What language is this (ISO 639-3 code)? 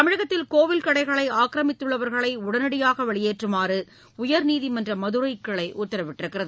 tam